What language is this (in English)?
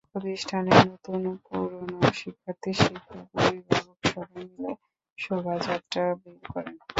Bangla